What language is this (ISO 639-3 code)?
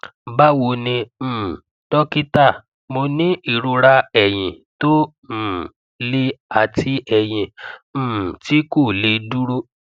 yor